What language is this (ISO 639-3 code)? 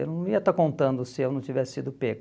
por